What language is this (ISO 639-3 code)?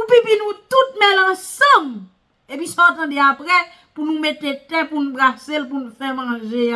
fra